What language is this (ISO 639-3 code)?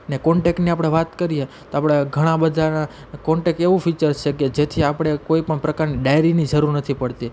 guj